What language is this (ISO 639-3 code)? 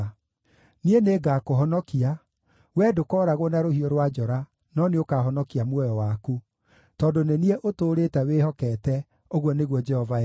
kik